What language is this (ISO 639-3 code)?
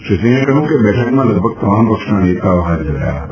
guj